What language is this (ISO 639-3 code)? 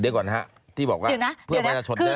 tha